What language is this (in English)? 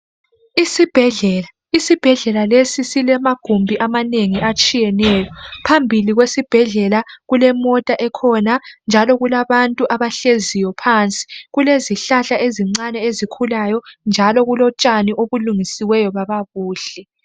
North Ndebele